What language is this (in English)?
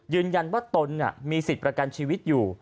Thai